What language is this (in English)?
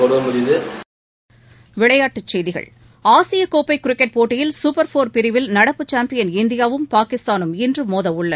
Tamil